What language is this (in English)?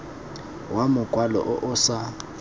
Tswana